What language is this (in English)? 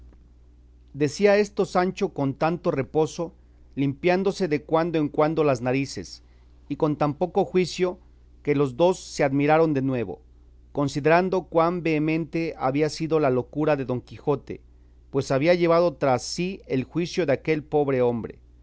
Spanish